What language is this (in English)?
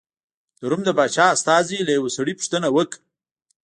Pashto